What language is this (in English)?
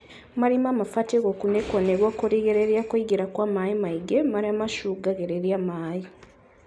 Kikuyu